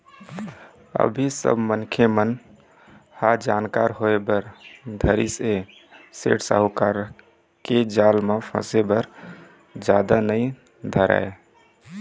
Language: Chhattisgarhi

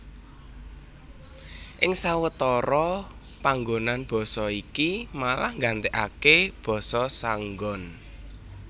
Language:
Javanese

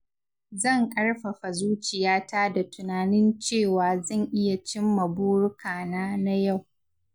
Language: Hausa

